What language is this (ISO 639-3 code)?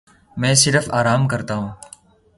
urd